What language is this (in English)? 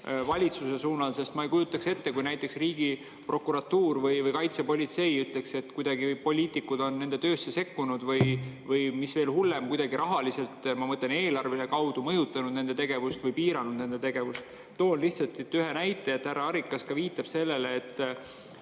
Estonian